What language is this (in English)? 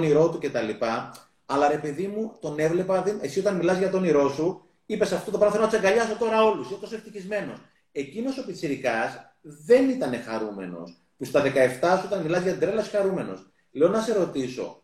Greek